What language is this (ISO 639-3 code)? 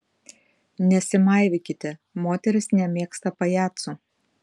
lit